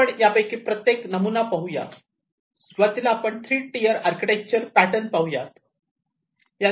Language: Marathi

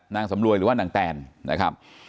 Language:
Thai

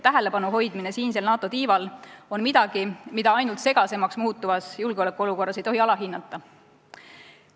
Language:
Estonian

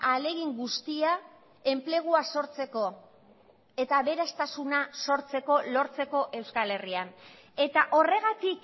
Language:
Basque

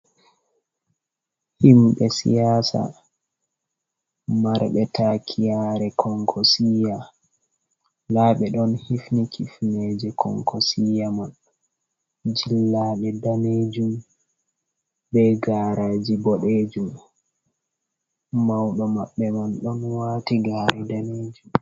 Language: Fula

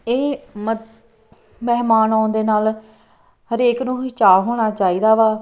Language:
Punjabi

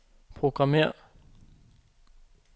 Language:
Danish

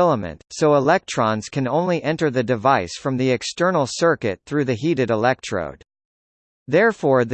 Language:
English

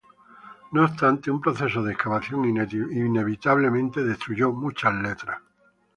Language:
Spanish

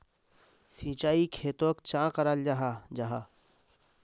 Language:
Magahi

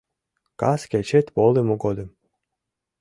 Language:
Mari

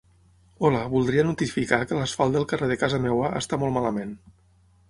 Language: Catalan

